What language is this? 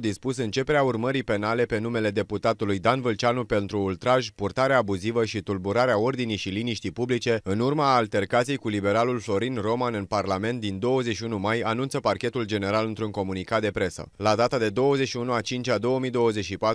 Romanian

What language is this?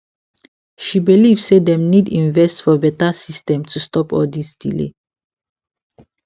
Nigerian Pidgin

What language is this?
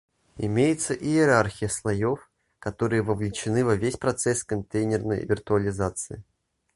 Russian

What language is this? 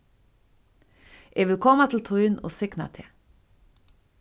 Faroese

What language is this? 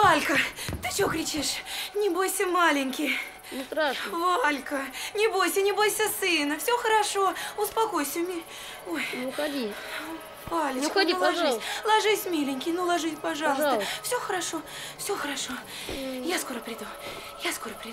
Russian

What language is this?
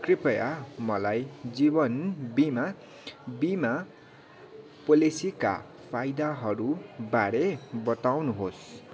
Nepali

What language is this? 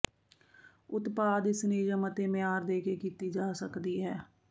Punjabi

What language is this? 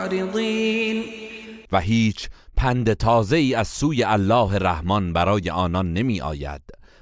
Persian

